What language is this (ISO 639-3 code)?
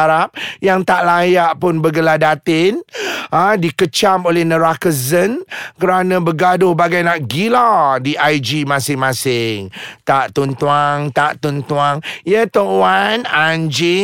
msa